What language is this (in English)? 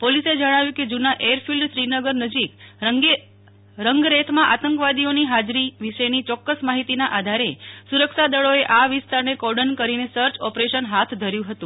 Gujarati